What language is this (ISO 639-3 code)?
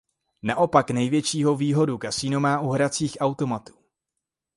ces